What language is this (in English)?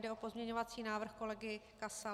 Czech